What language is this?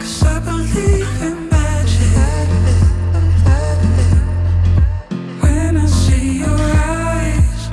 English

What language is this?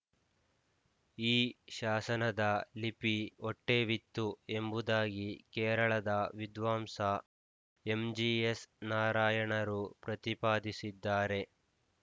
Kannada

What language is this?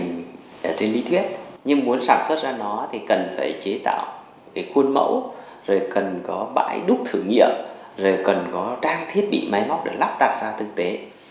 Vietnamese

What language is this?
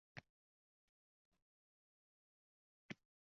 Uzbek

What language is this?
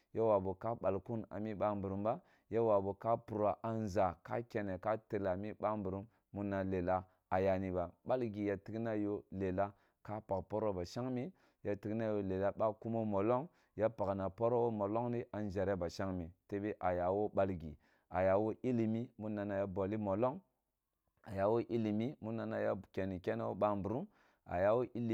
Kulung (Nigeria)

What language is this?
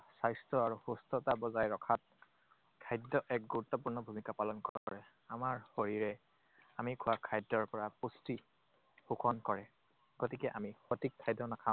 Assamese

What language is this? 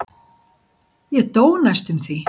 Icelandic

